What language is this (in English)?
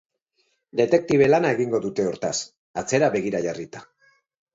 Basque